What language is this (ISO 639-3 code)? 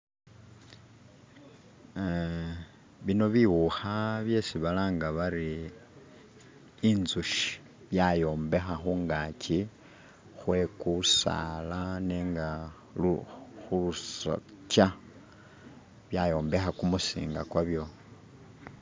myx